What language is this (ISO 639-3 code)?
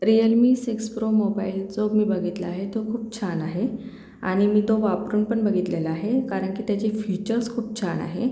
mar